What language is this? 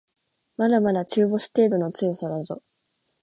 Japanese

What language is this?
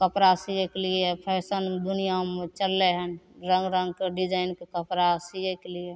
Maithili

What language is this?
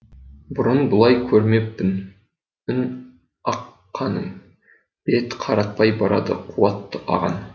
Kazakh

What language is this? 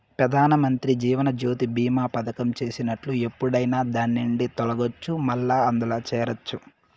Telugu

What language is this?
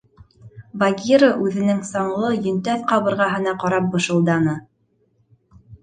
Bashkir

